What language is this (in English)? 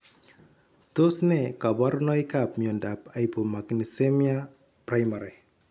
Kalenjin